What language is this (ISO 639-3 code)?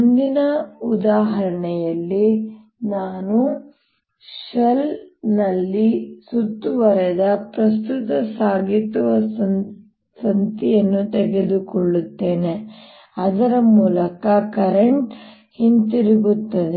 kan